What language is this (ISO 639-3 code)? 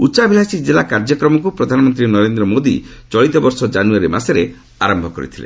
ori